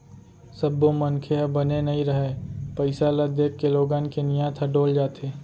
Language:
Chhattisgarhi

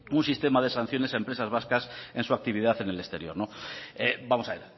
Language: Spanish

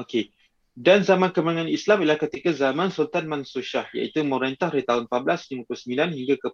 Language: Malay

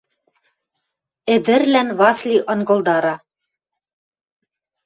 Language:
Western Mari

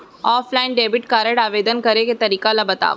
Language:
Chhattisgarhi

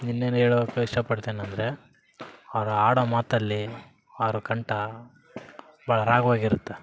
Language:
Kannada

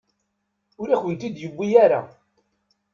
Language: Kabyle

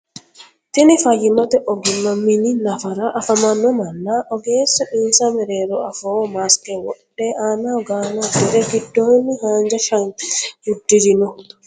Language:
Sidamo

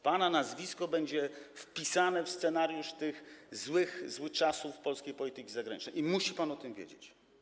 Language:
Polish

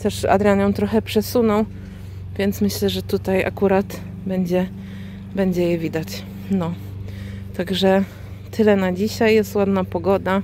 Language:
Polish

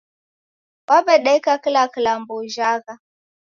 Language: Taita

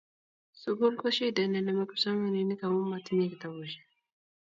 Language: Kalenjin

